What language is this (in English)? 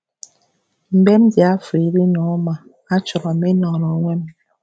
Igbo